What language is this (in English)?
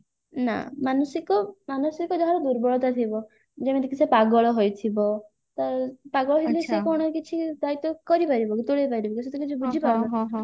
Odia